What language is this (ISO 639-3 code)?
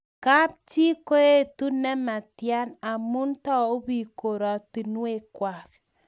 kln